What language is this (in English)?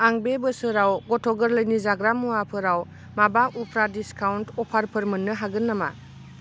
Bodo